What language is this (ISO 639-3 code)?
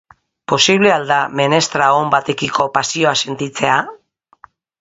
eus